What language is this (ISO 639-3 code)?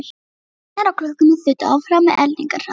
isl